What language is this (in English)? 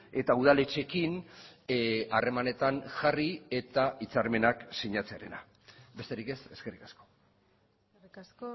Basque